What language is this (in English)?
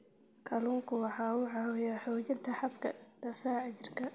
Somali